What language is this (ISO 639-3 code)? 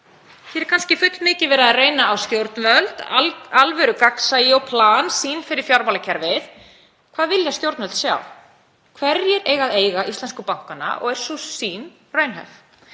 isl